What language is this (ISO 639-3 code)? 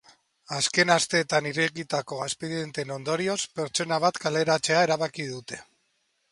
eus